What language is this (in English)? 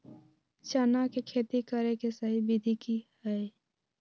Magahi